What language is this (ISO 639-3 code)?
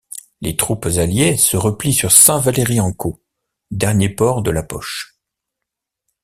fra